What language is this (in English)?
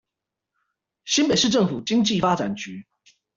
Chinese